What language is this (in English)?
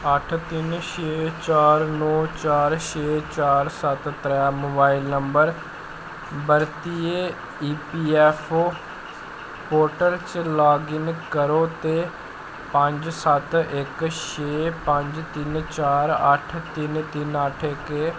Dogri